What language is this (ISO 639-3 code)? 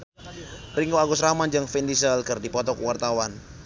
sun